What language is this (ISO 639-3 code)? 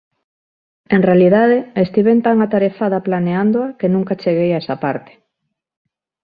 glg